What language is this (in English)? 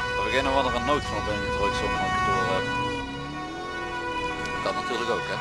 Dutch